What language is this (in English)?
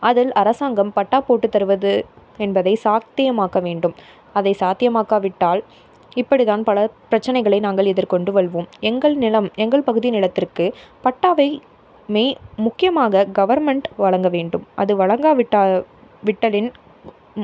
Tamil